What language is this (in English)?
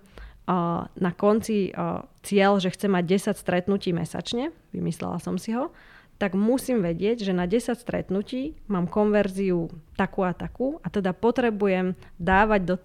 Slovak